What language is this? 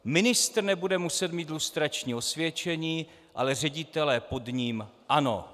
Czech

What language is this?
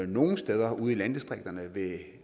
Danish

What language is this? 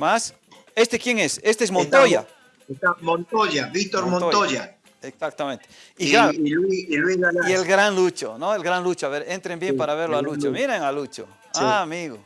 Spanish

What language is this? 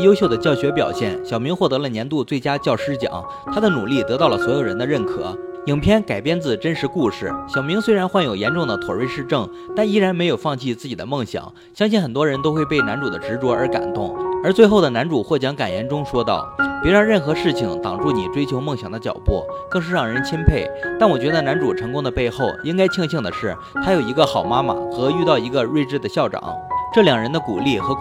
Chinese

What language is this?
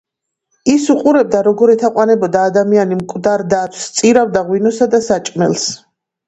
Georgian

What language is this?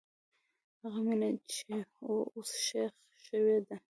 Pashto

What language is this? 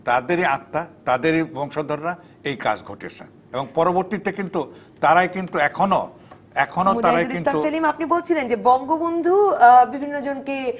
Bangla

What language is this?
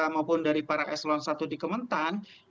Indonesian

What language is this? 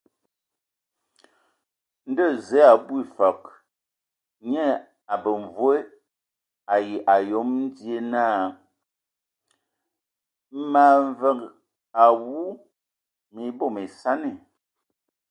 Ewondo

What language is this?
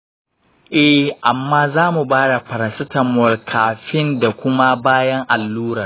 Hausa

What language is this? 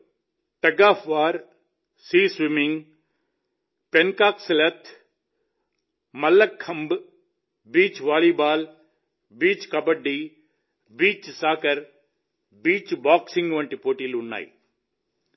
Telugu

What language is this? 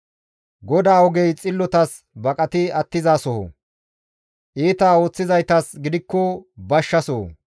Gamo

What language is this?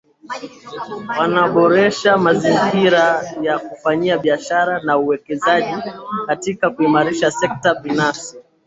Swahili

